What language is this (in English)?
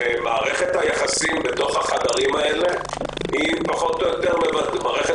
Hebrew